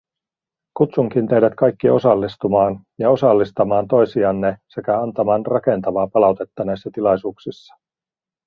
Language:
Finnish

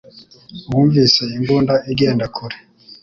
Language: Kinyarwanda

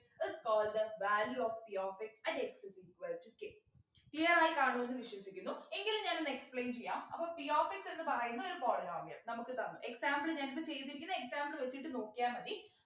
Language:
Malayalam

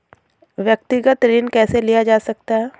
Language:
Hindi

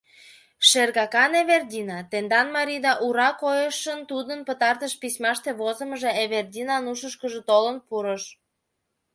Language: Mari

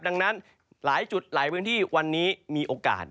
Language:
Thai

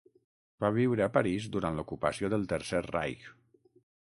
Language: Catalan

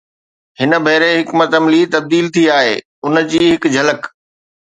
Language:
Sindhi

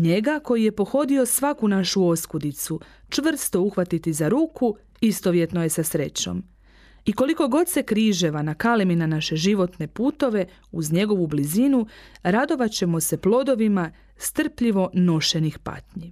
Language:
Croatian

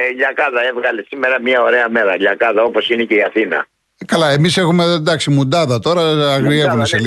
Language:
Greek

